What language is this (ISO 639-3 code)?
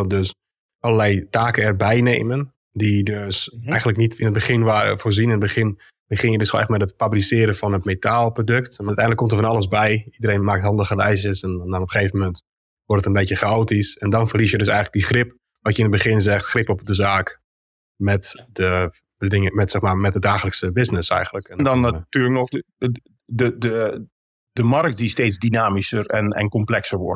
nld